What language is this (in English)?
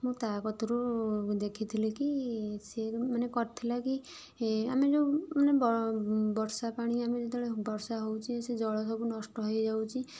Odia